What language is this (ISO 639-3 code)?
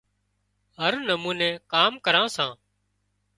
kxp